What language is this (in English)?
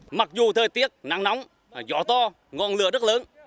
Vietnamese